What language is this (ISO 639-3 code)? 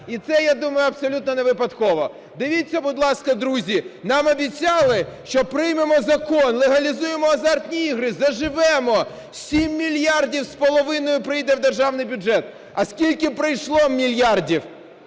ukr